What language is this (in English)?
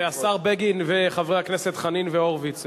Hebrew